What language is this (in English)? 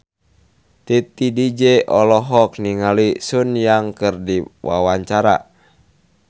Sundanese